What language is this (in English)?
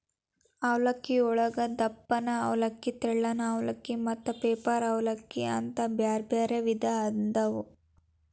Kannada